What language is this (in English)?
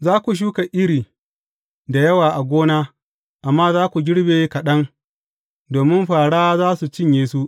Hausa